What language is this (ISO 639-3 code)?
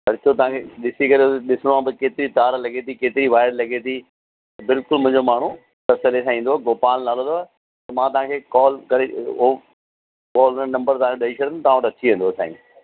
snd